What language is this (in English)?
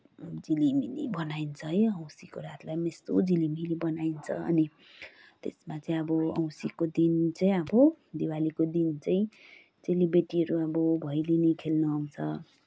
Nepali